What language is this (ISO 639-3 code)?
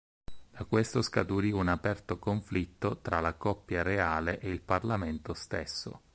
ita